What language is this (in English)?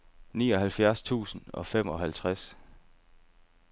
Danish